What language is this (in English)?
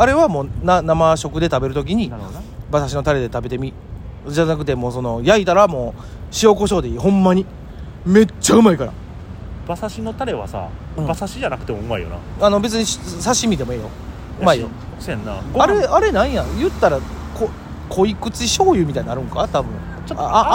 Japanese